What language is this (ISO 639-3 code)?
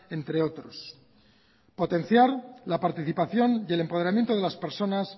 spa